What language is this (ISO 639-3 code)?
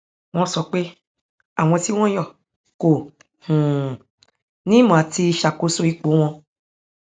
yor